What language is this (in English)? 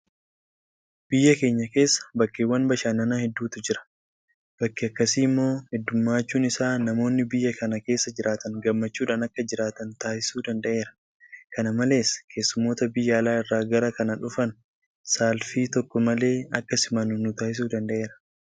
Oromo